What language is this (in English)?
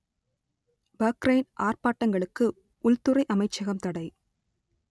Tamil